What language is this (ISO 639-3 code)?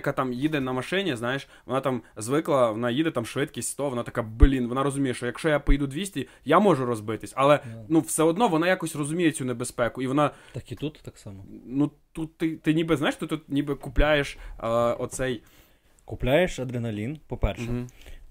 ukr